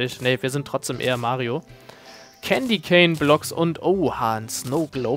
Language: German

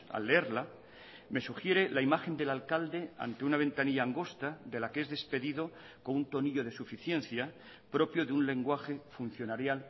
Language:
Spanish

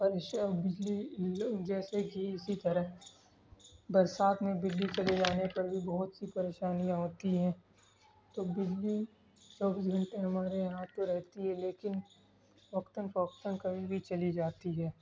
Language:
Urdu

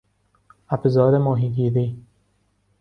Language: Persian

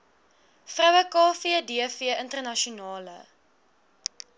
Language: Afrikaans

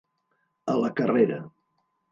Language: Catalan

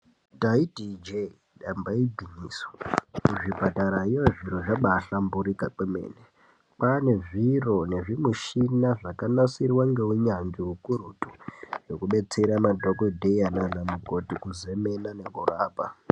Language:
Ndau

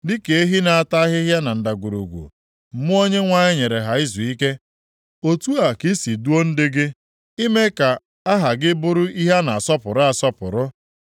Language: Igbo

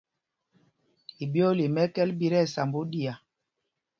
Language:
Mpumpong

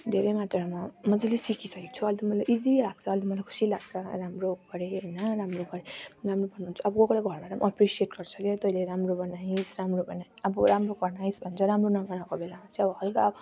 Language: Nepali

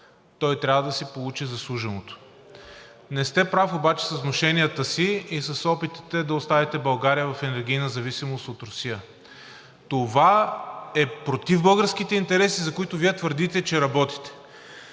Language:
Bulgarian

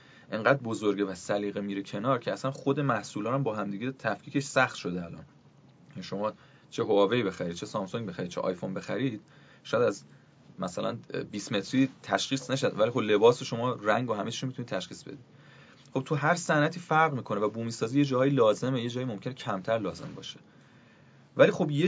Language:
Persian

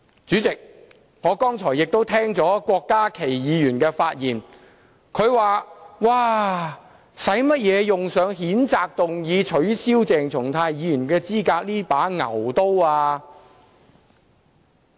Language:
Cantonese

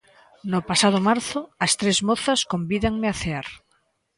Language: Galician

